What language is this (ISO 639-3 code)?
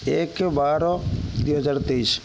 ori